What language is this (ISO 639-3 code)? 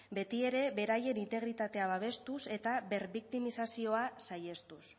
eus